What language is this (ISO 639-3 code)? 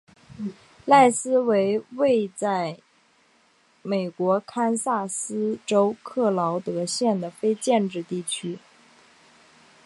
zho